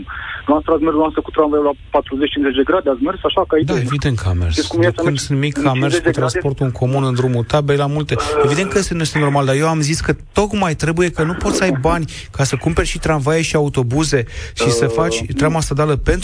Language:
Romanian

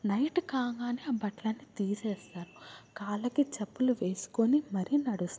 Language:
Telugu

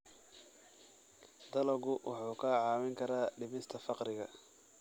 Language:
Somali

